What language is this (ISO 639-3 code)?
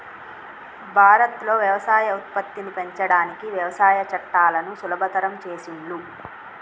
tel